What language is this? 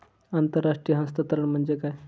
Marathi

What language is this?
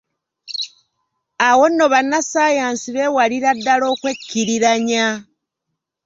Ganda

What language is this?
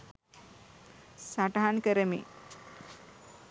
Sinhala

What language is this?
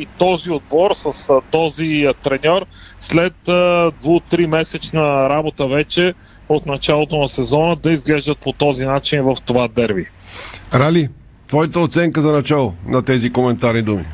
Bulgarian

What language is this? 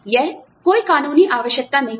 Hindi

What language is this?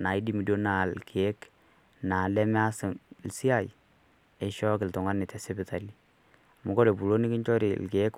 Masai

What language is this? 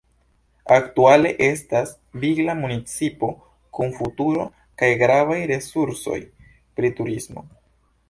Esperanto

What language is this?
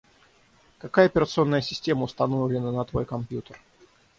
Russian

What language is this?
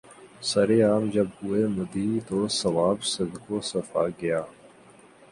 Urdu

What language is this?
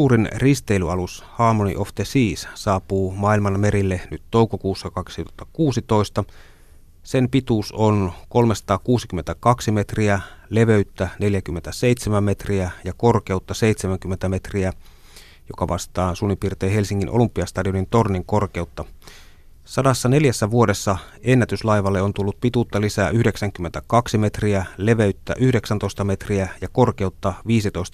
Finnish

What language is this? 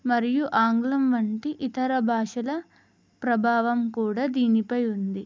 Telugu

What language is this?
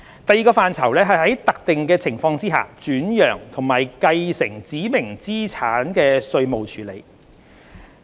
Cantonese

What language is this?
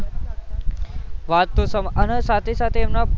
Gujarati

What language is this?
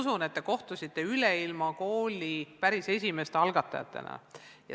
Estonian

